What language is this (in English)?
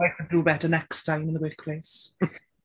English